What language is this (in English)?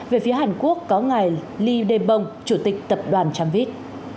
Vietnamese